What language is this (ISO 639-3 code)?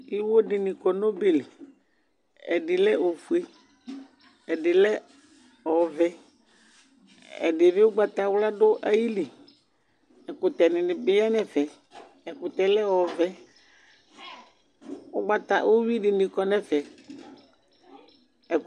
kpo